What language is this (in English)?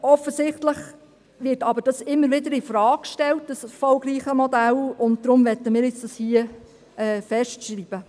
Swiss German